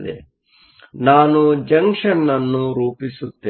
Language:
Kannada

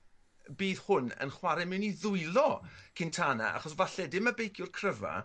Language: Welsh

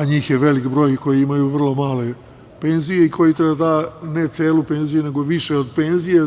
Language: Serbian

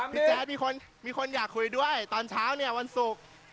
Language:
Thai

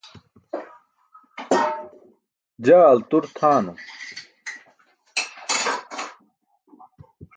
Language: Burushaski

